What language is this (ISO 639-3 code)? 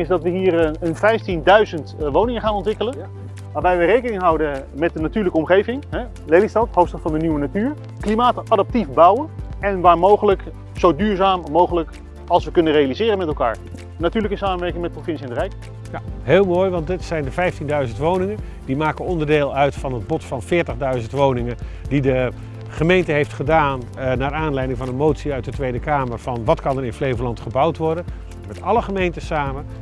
nld